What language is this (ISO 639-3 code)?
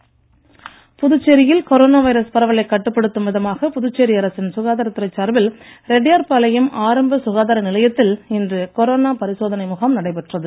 tam